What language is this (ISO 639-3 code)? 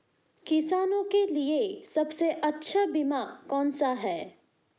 hin